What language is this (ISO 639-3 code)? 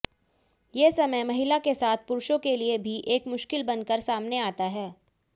hin